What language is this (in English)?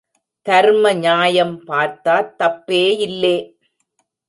Tamil